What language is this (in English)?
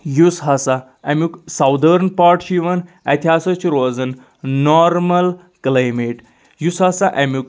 Kashmiri